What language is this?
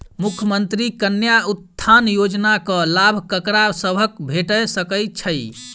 Maithili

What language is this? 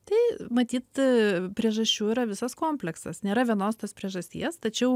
Lithuanian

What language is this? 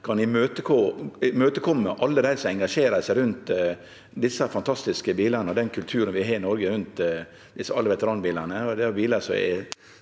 Norwegian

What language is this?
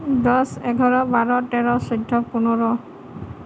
Assamese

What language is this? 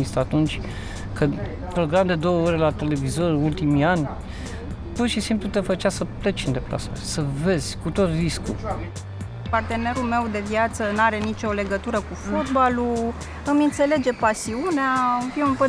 Romanian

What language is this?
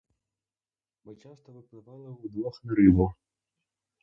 Ukrainian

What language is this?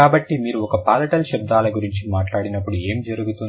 Telugu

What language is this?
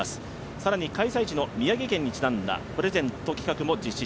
Japanese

